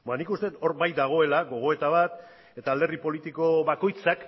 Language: Basque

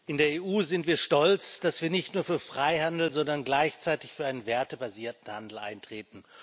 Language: German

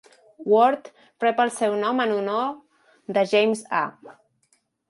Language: Catalan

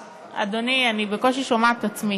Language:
Hebrew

